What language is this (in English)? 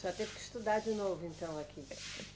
Portuguese